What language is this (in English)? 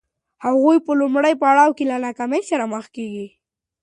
Pashto